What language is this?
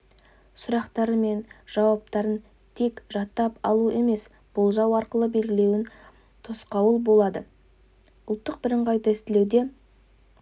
Kazakh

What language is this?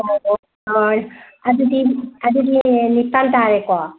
Manipuri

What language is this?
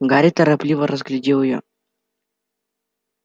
Russian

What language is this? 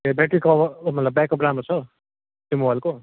Nepali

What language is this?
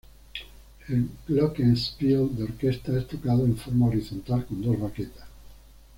Spanish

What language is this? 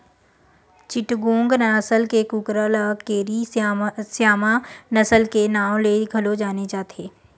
Chhattisgarhi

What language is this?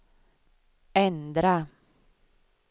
Swedish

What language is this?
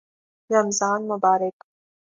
Urdu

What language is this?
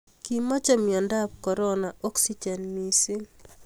Kalenjin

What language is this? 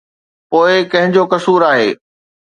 Sindhi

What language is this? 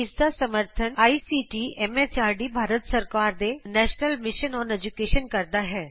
Punjabi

